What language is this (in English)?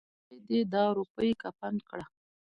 Pashto